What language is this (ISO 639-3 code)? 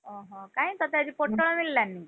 ori